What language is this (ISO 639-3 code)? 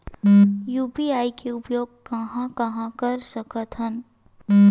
hne